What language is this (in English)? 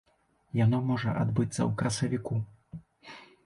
Belarusian